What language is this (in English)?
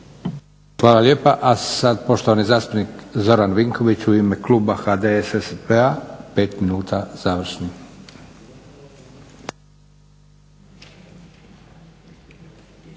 Croatian